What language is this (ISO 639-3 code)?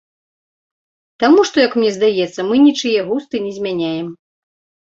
bel